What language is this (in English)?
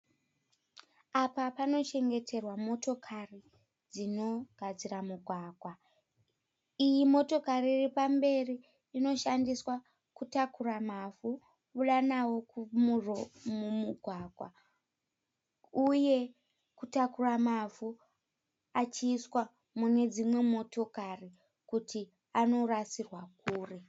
Shona